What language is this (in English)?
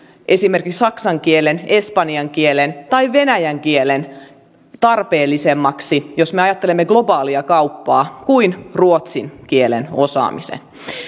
Finnish